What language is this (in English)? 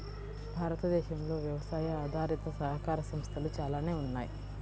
Telugu